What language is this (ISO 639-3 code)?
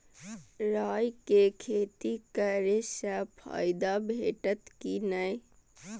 mai